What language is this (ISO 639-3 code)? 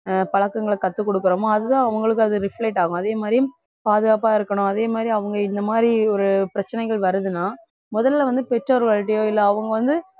tam